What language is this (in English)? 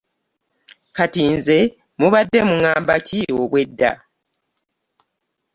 Ganda